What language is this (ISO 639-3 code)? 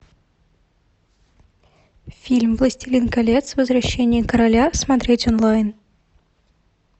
rus